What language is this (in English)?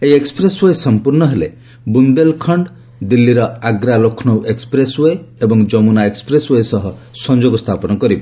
Odia